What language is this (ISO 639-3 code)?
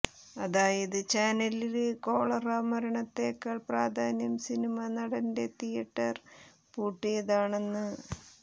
mal